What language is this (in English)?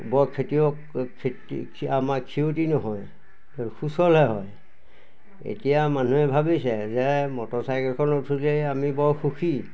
Assamese